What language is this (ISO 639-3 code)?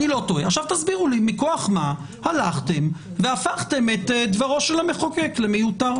heb